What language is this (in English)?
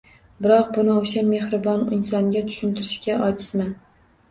Uzbek